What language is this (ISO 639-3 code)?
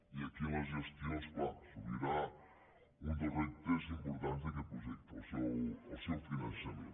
cat